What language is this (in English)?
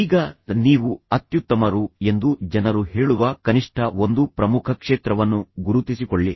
Kannada